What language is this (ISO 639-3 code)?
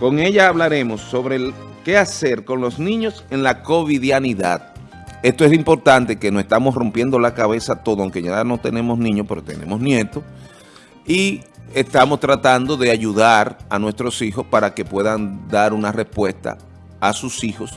spa